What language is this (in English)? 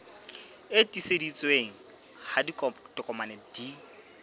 Southern Sotho